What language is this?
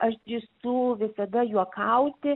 Lithuanian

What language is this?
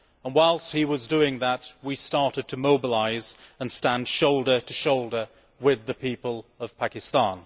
English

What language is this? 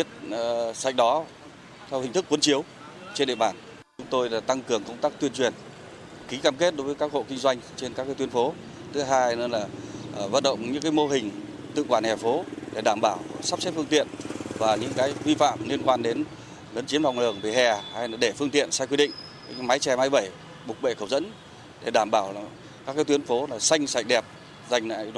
Vietnamese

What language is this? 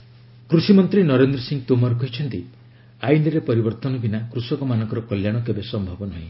Odia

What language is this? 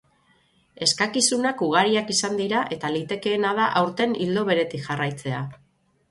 Basque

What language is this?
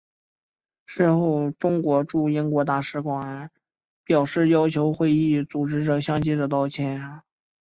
Chinese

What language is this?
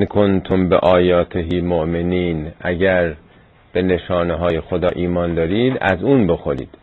Persian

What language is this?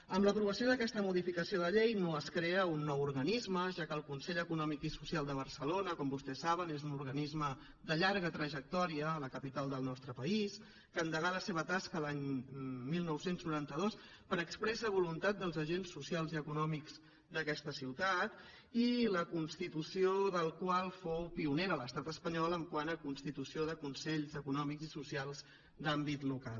Catalan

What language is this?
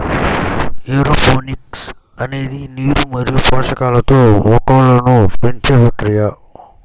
Telugu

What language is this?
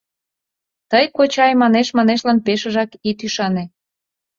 Mari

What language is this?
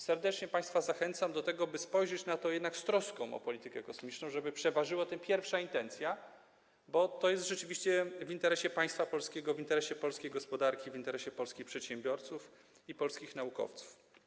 Polish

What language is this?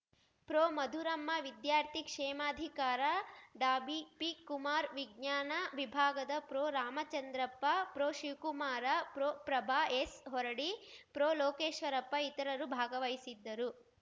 Kannada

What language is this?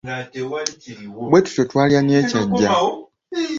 Ganda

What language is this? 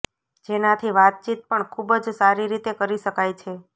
Gujarati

